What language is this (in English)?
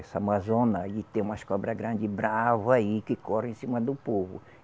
Portuguese